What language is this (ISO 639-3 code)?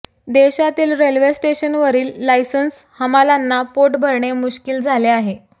mar